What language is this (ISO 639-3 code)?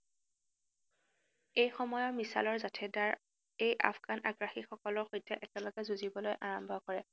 asm